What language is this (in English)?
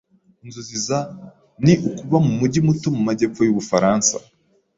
Kinyarwanda